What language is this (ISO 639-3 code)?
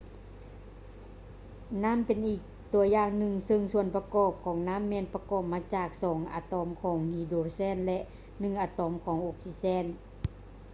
lao